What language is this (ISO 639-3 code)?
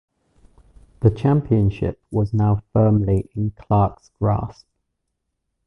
eng